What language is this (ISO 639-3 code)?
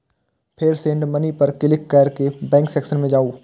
mai